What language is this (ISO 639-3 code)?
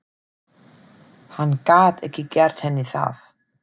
isl